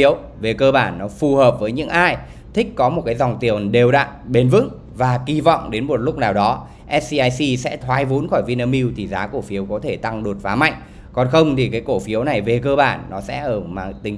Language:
Vietnamese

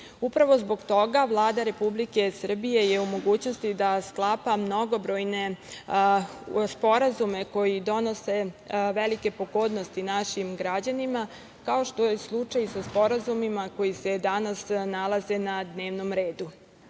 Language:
Serbian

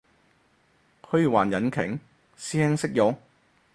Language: Cantonese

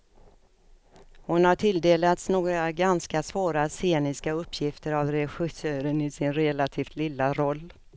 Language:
Swedish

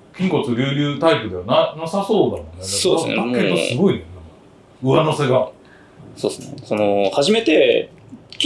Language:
Japanese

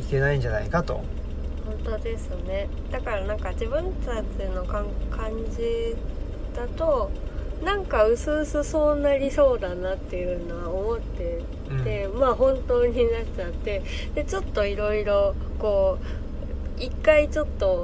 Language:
Japanese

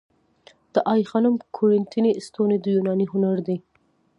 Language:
Pashto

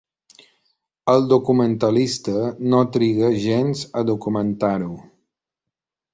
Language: Catalan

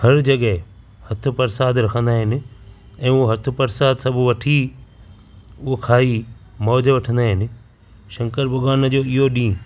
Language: Sindhi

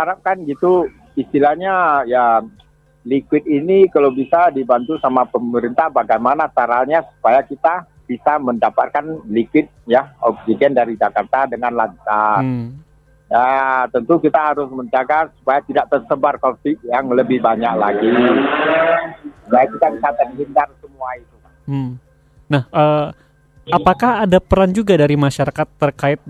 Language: Indonesian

